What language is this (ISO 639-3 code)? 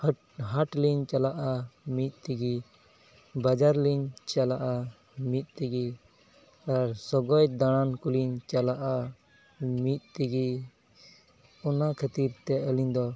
sat